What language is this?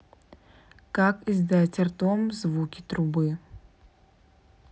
Russian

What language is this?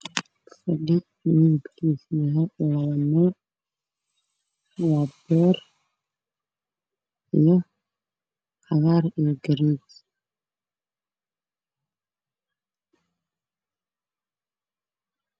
Somali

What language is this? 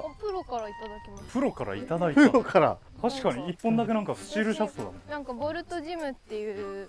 Japanese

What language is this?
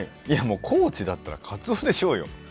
Japanese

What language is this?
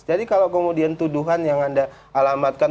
Indonesian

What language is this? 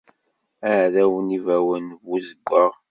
Kabyle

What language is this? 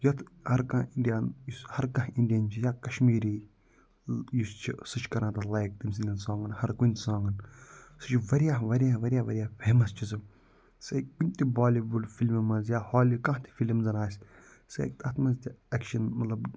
Kashmiri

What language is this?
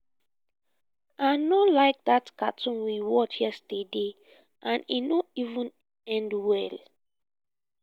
Nigerian Pidgin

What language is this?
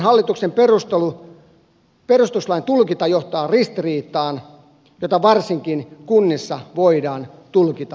Finnish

